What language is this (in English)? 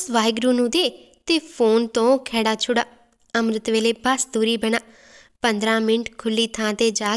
Hindi